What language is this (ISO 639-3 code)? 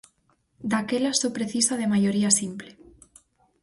glg